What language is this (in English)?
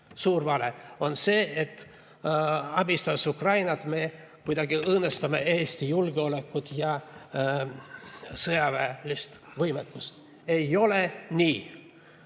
Estonian